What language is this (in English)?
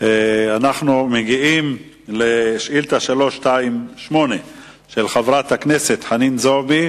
Hebrew